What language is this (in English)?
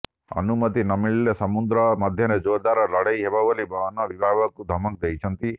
Odia